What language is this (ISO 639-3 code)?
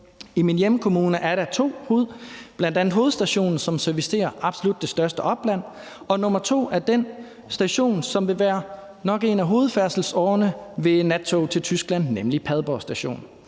dan